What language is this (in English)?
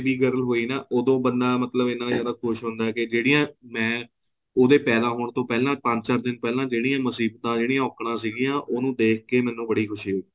Punjabi